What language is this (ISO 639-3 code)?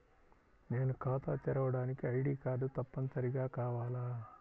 tel